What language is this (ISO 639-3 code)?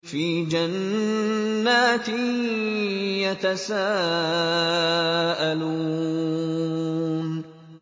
ara